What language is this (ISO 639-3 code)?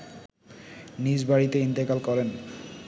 ben